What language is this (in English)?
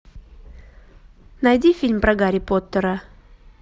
Russian